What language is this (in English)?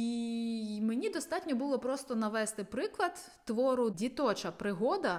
Ukrainian